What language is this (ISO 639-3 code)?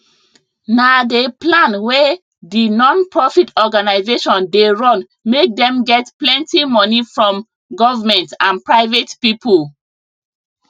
pcm